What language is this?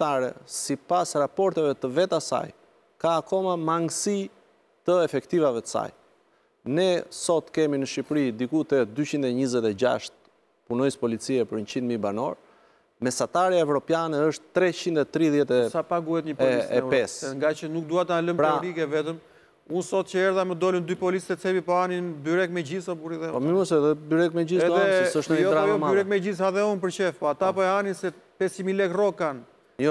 Romanian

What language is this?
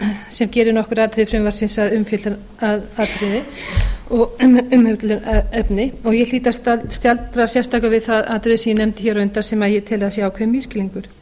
Icelandic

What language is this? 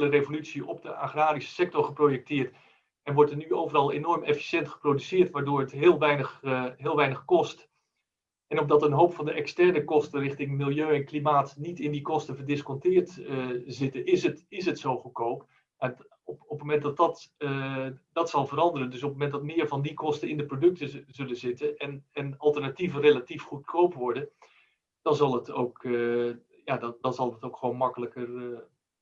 Dutch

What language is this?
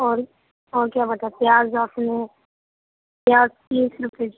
Urdu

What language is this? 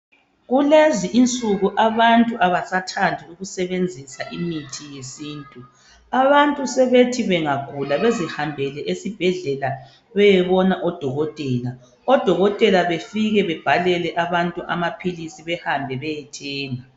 North Ndebele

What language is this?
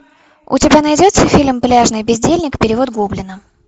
Russian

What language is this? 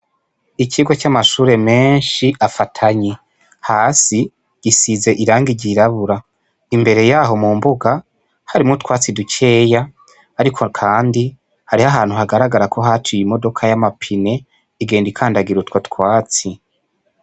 Rundi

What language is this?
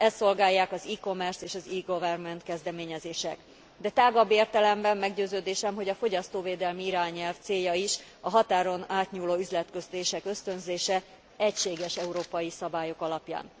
Hungarian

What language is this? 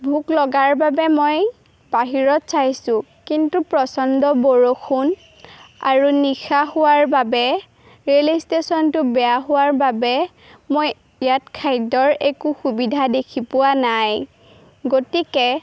Assamese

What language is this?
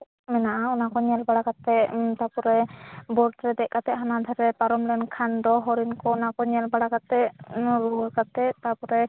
Santali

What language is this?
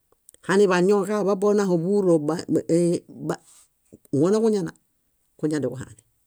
Bayot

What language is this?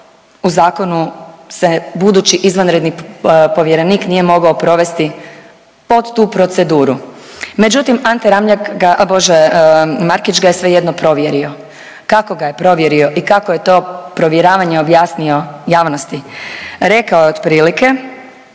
Croatian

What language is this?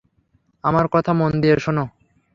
Bangla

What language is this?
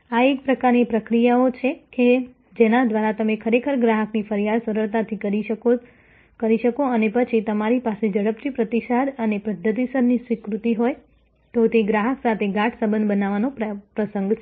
Gujarati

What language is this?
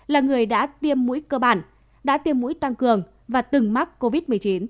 Vietnamese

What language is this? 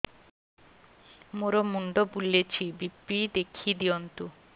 Odia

